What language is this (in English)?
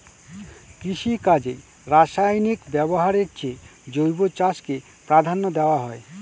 Bangla